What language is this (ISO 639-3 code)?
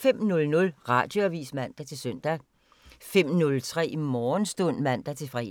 dan